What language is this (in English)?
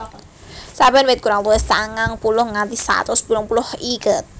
Javanese